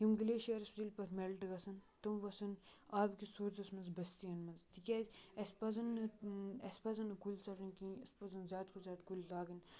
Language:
Kashmiri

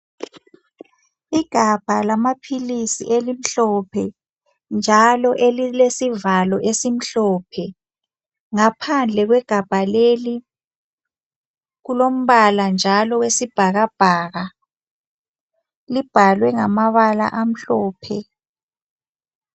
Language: North Ndebele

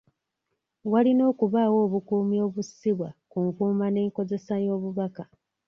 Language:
Ganda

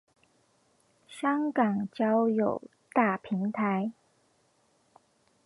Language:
Chinese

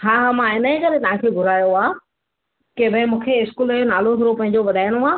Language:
Sindhi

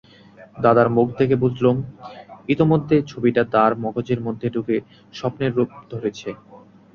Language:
Bangla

